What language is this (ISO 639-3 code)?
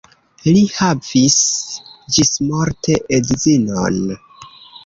epo